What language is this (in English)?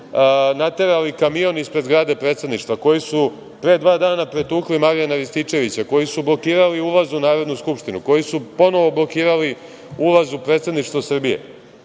Serbian